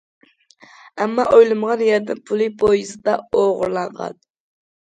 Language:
Uyghur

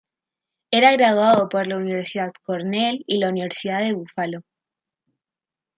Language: Spanish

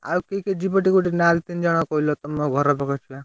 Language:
Odia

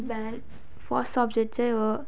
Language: Nepali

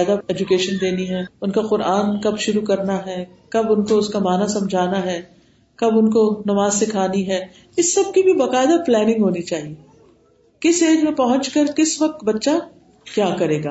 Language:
Urdu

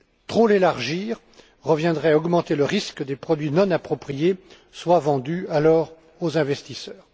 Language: French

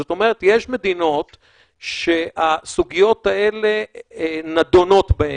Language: Hebrew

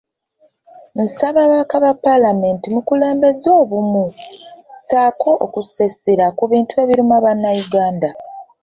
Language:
Ganda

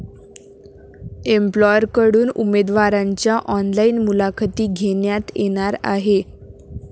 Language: Marathi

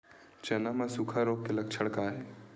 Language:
Chhattisgarhi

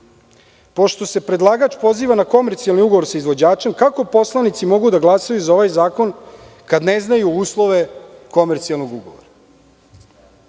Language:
Serbian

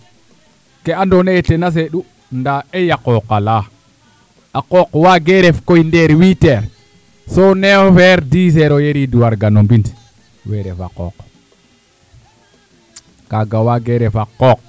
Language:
Serer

